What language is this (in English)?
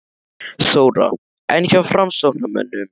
Icelandic